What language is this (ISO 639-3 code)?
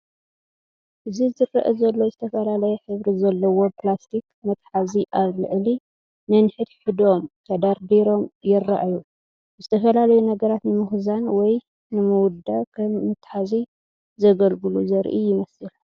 tir